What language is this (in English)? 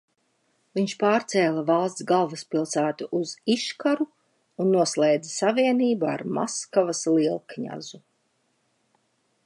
Latvian